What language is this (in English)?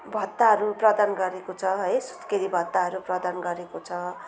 Nepali